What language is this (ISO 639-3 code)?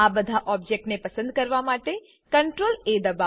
guj